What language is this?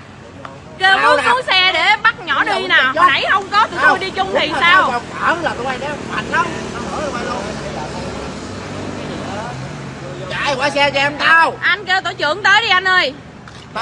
Vietnamese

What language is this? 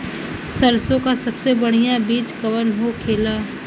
Bhojpuri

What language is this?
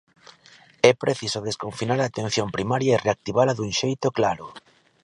Galician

